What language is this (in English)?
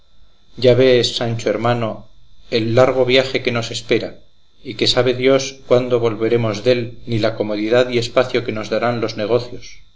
Spanish